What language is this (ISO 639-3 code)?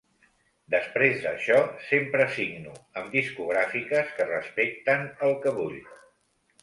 cat